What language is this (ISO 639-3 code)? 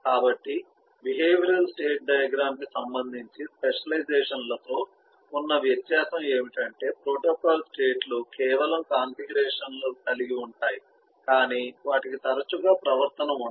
tel